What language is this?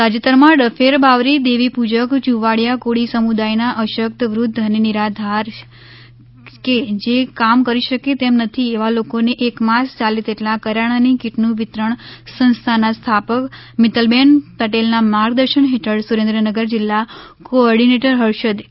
Gujarati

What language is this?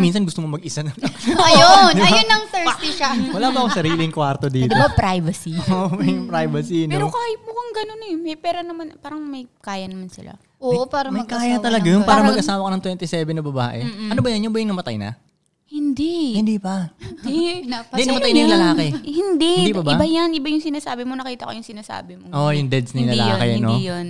Filipino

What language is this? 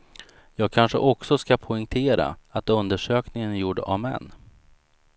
Swedish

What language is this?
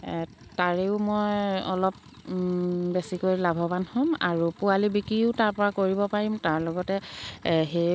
Assamese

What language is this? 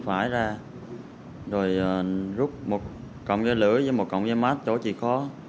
Vietnamese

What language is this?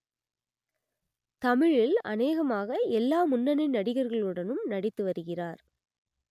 Tamil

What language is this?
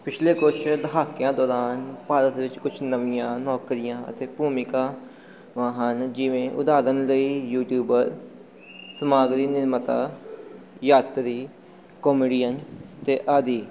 Punjabi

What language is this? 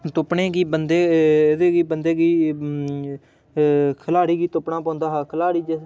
Dogri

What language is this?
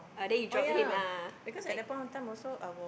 English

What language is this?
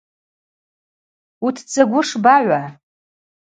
Abaza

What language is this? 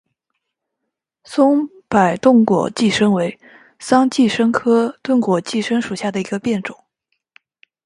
Chinese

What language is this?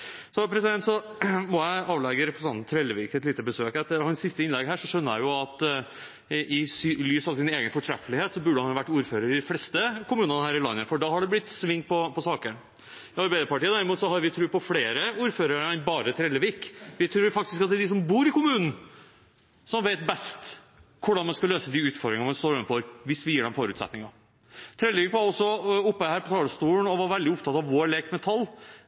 Norwegian Bokmål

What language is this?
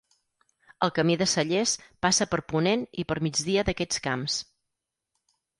Catalan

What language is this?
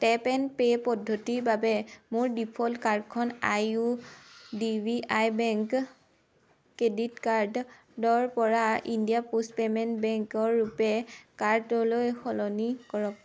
Assamese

